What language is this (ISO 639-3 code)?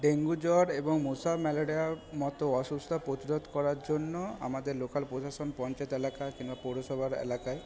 ben